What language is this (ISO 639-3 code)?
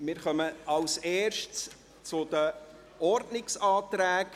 gsw